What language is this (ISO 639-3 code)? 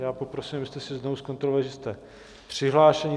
ces